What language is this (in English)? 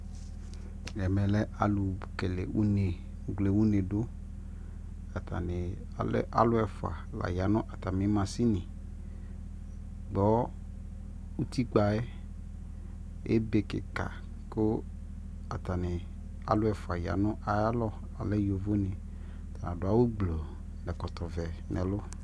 Ikposo